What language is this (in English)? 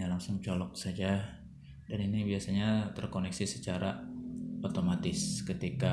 Indonesian